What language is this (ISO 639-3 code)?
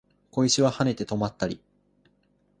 jpn